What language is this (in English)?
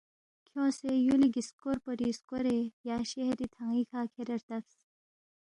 Balti